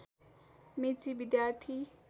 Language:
Nepali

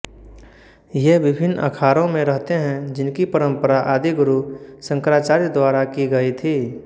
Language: Hindi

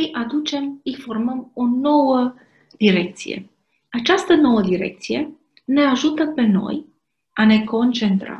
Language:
Romanian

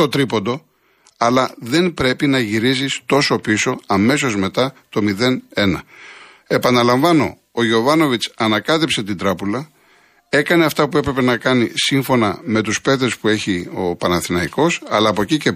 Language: Greek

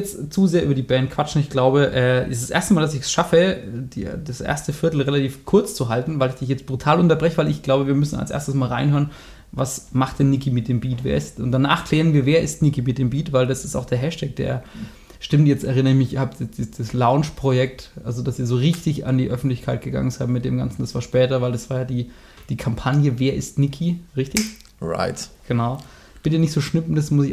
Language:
German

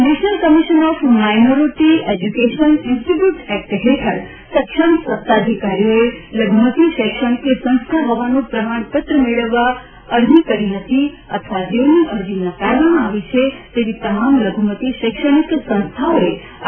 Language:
Gujarati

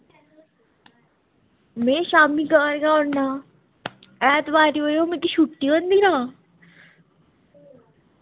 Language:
Dogri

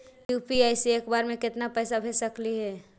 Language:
Magahi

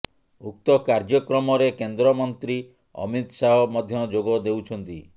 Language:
Odia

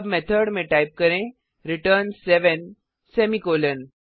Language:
Hindi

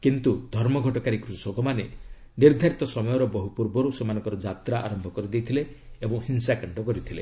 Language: Odia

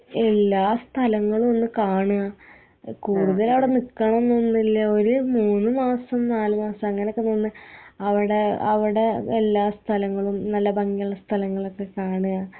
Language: Malayalam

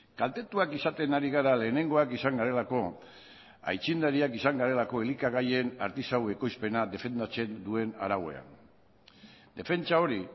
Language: Basque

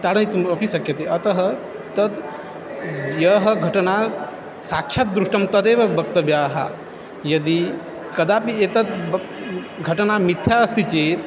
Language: Sanskrit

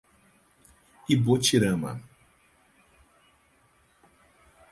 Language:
Portuguese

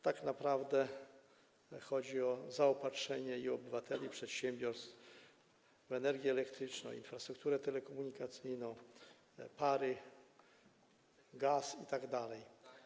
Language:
Polish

